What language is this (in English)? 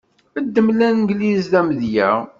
Kabyle